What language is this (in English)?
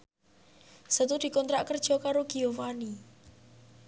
Javanese